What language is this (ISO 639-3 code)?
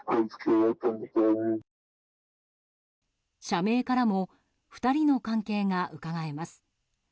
jpn